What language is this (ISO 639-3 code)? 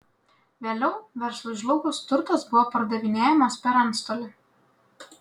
lit